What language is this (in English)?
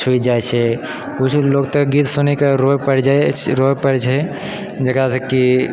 Maithili